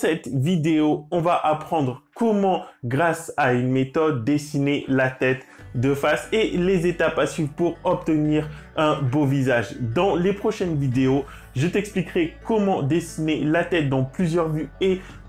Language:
French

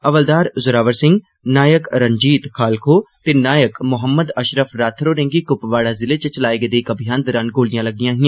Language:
Dogri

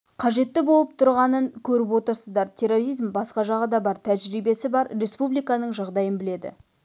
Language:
Kazakh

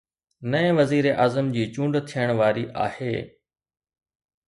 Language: Sindhi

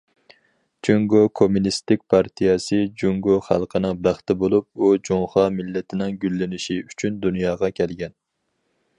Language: Uyghur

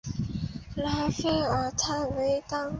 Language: Chinese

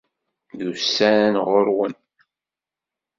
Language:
Kabyle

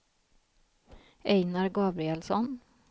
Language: Swedish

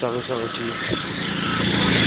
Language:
Kashmiri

